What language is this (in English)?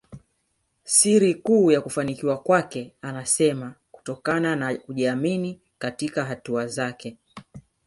Swahili